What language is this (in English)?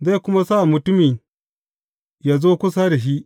Hausa